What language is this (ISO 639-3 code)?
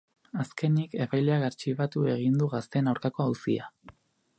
eus